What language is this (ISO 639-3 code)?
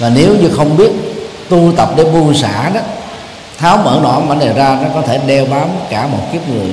vie